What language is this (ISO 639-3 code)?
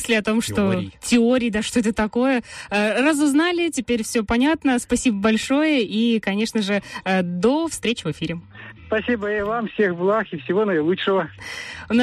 rus